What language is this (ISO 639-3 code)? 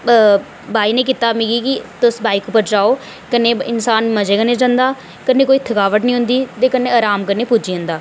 doi